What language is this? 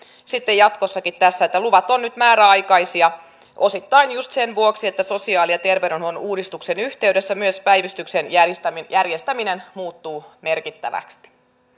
Finnish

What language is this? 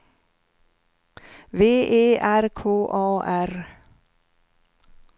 Swedish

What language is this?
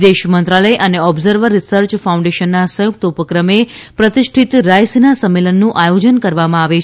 Gujarati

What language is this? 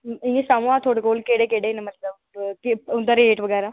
Dogri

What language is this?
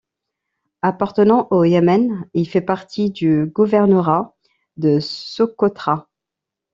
French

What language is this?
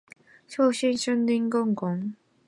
Chinese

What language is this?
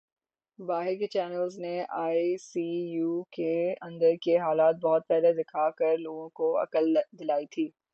Urdu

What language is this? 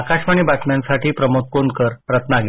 Marathi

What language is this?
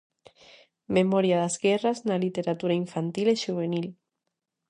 Galician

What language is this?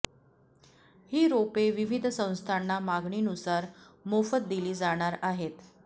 Marathi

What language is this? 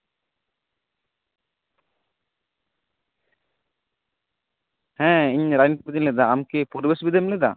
Santali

